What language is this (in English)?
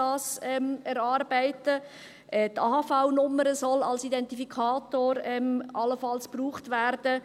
Swiss German